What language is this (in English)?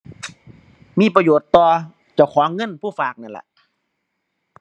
Thai